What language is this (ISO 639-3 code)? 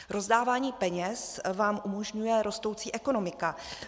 ces